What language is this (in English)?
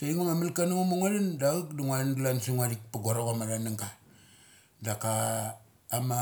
Mali